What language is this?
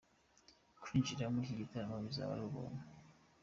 Kinyarwanda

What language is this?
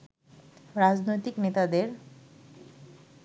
Bangla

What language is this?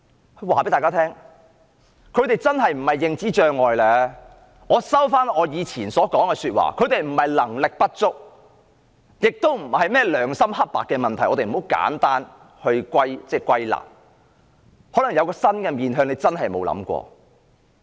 Cantonese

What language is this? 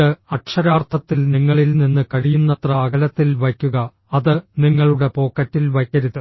Malayalam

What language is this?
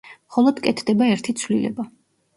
Georgian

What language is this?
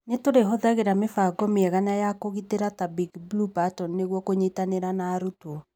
Kikuyu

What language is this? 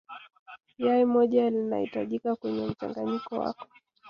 Swahili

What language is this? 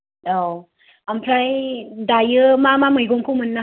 Bodo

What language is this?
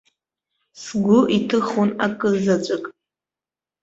Abkhazian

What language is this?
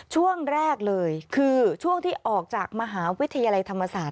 Thai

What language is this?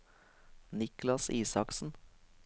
Norwegian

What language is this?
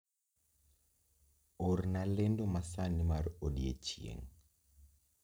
Luo (Kenya and Tanzania)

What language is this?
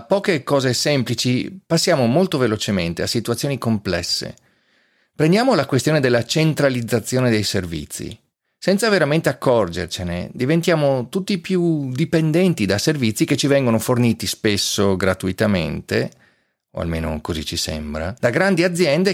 Italian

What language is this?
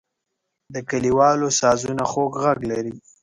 Pashto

